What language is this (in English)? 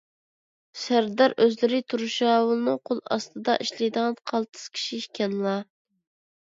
Uyghur